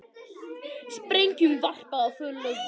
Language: Icelandic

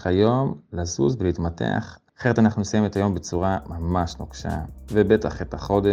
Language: Hebrew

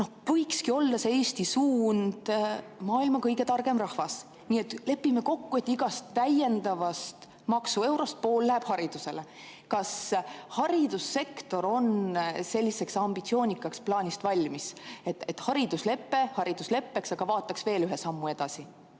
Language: Estonian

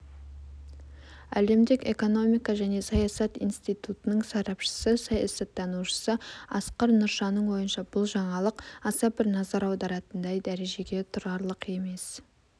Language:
Kazakh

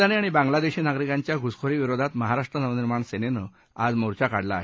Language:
Marathi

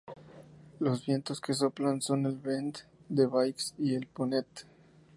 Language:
Spanish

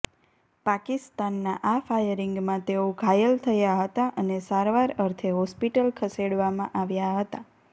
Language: Gujarati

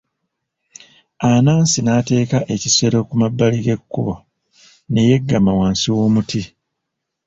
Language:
Ganda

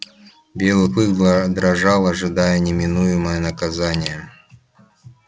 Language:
Russian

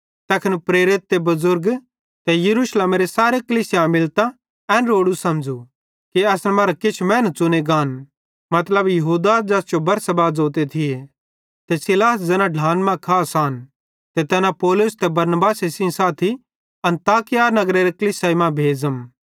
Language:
Bhadrawahi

